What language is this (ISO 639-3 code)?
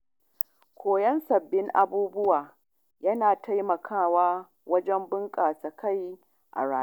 hau